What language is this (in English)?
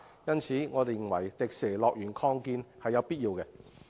Cantonese